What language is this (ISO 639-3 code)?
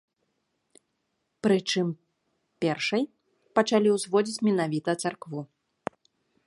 bel